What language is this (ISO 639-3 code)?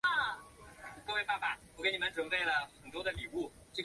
zho